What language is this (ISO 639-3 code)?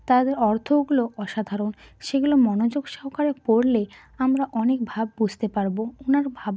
ben